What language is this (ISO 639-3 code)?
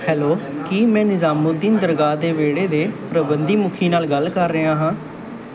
pan